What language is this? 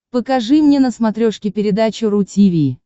Russian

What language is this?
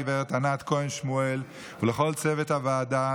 Hebrew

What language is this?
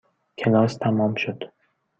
Persian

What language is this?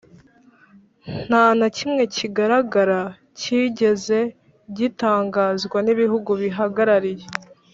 Kinyarwanda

